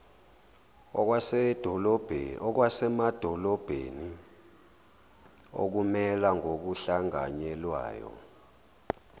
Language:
Zulu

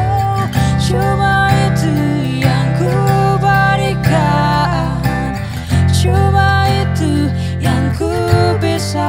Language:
Indonesian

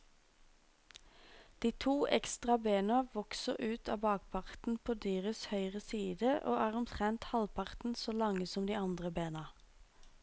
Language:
Norwegian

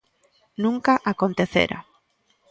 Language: Galician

